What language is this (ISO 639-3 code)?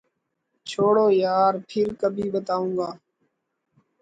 urd